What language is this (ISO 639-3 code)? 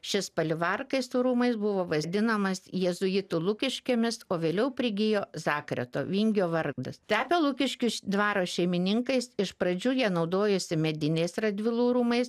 lit